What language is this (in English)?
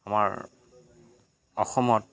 Assamese